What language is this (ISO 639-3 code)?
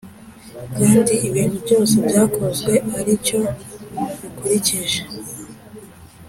kin